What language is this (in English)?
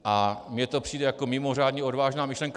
Czech